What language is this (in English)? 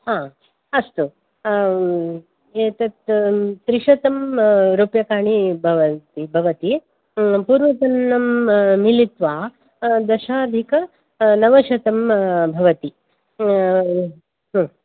Sanskrit